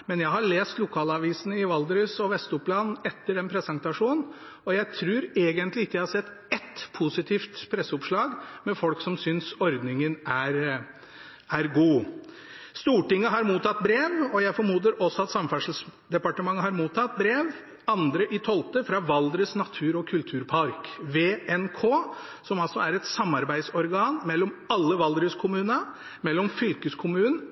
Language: Norwegian Bokmål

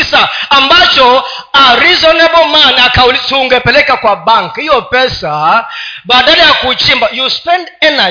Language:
Swahili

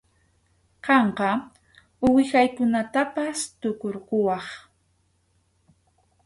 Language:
Arequipa-La Unión Quechua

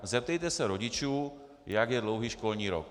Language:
Czech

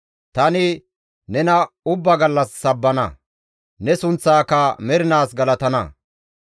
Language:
Gamo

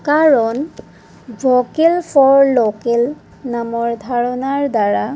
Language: Assamese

